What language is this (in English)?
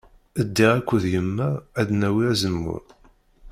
Kabyle